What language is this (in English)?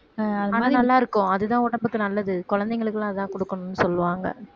Tamil